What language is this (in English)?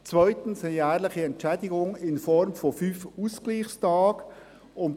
Swiss German